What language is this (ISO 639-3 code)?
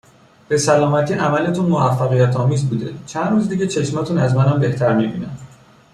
fas